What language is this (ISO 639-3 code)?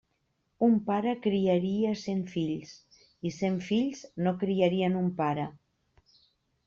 cat